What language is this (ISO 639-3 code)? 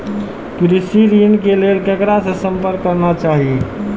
mai